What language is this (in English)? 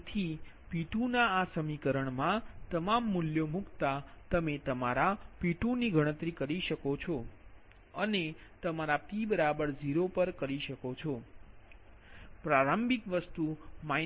Gujarati